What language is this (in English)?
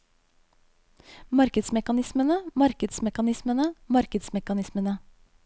Norwegian